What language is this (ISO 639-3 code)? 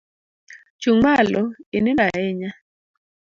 luo